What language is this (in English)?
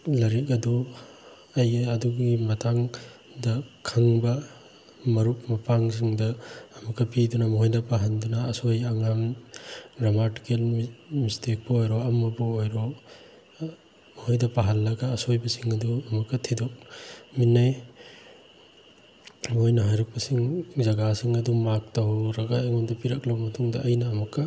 Manipuri